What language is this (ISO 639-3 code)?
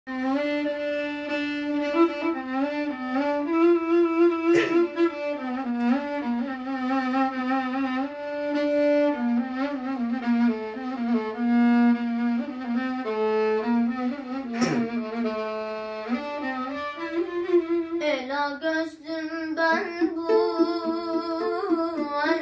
tur